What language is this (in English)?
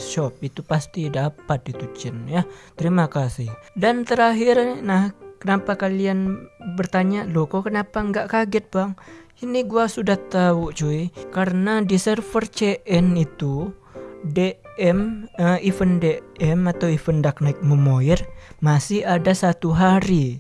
Indonesian